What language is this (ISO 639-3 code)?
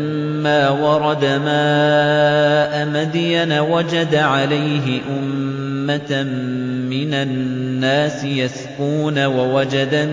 ara